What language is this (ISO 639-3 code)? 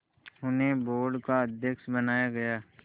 hin